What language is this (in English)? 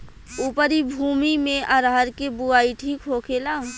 Bhojpuri